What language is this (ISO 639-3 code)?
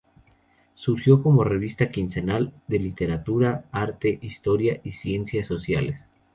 spa